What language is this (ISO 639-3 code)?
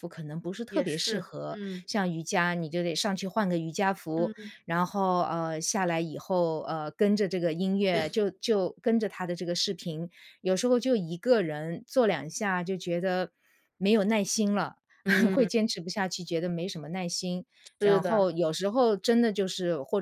zho